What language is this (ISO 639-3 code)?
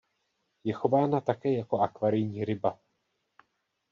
ces